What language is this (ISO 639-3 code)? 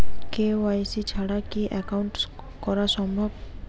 ben